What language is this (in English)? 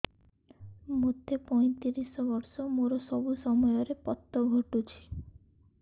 Odia